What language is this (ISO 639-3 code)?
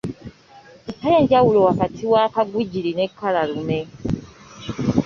lug